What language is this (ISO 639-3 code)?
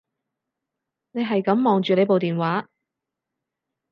yue